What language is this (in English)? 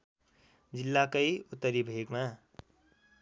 Nepali